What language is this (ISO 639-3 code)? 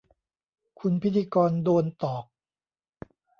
tha